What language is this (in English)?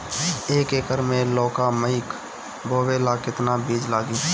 Bhojpuri